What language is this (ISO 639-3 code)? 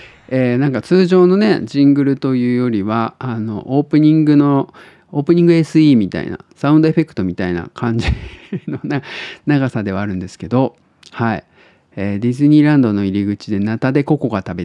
jpn